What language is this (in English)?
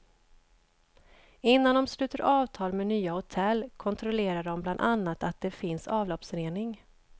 Swedish